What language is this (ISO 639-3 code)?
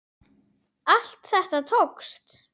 isl